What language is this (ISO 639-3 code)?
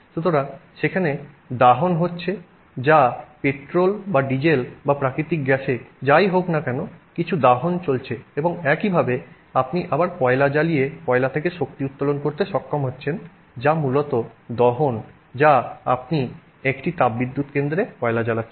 ben